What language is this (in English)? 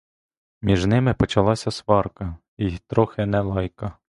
Ukrainian